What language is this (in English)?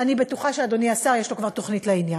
Hebrew